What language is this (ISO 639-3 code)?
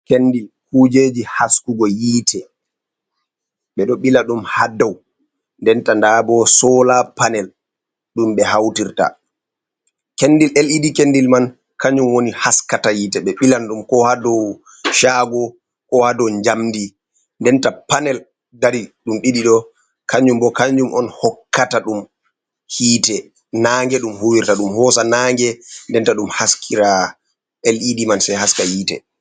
ful